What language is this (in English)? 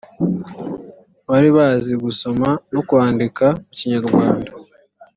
Kinyarwanda